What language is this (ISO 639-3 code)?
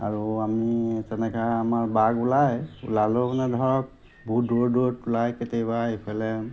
asm